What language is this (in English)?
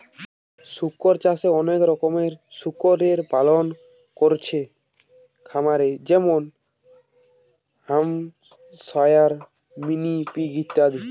Bangla